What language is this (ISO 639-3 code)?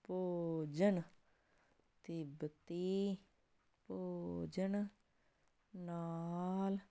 pan